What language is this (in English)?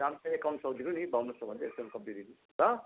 Nepali